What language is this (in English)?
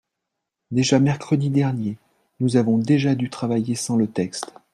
French